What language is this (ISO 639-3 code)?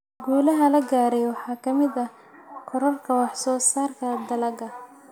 som